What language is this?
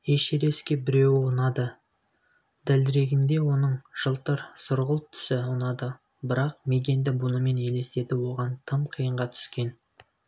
Kazakh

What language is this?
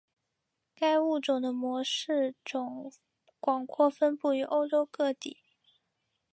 Chinese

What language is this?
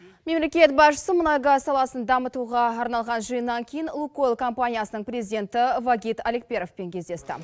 Kazakh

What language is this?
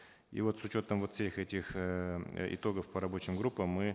Kazakh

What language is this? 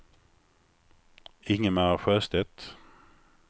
Swedish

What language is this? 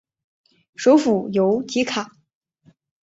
Chinese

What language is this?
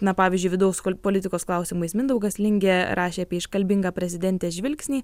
Lithuanian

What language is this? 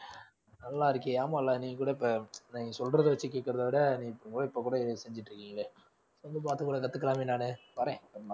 Tamil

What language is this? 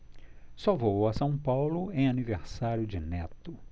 Portuguese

